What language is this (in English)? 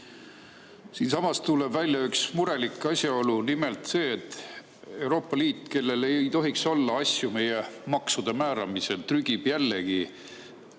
Estonian